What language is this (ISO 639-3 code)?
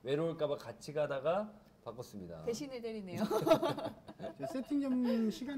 kor